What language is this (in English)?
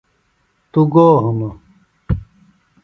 Phalura